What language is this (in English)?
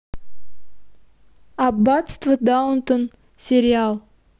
Russian